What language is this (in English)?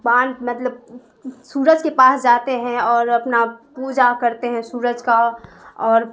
Urdu